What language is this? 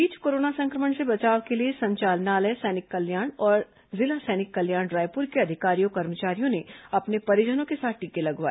Hindi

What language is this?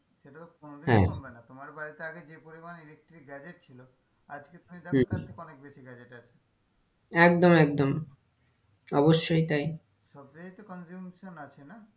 Bangla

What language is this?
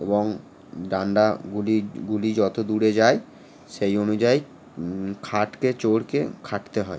Bangla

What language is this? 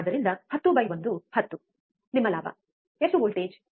Kannada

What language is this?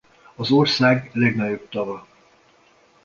Hungarian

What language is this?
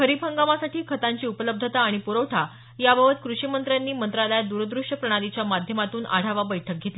Marathi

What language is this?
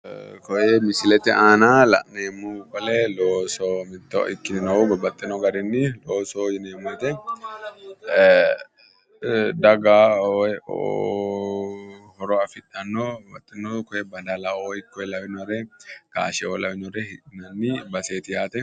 Sidamo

